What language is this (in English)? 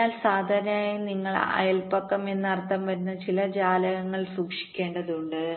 Malayalam